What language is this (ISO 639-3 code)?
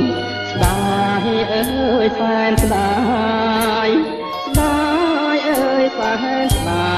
ind